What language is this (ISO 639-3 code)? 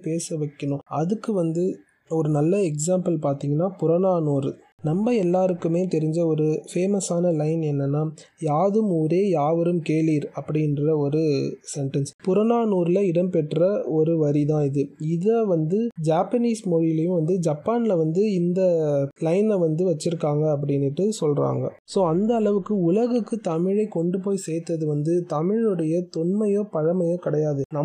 tam